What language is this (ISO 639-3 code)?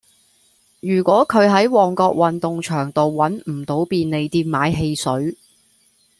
yue